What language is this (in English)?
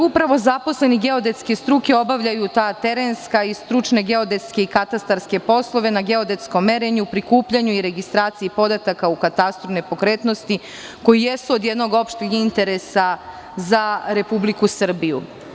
Serbian